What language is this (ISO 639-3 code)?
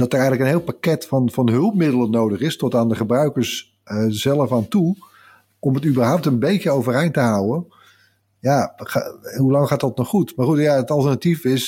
nld